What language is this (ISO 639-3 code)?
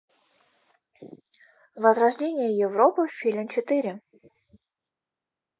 rus